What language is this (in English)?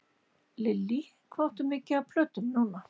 Icelandic